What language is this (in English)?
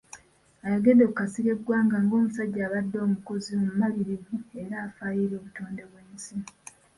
Ganda